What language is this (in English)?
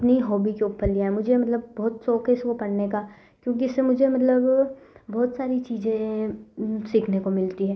Hindi